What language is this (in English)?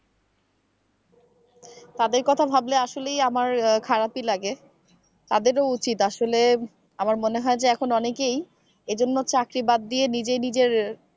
Bangla